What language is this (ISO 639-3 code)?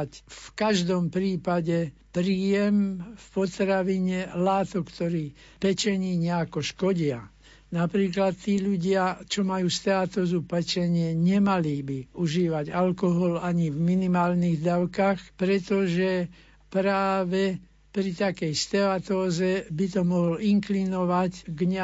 slk